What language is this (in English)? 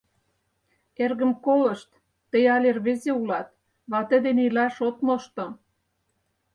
Mari